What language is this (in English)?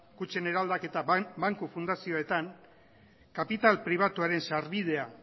Basque